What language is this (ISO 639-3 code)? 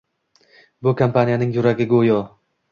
uzb